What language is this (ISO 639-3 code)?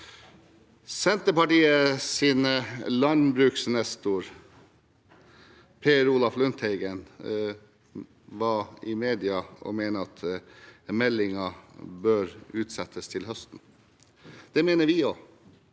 nor